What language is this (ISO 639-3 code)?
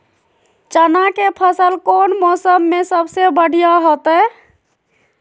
mag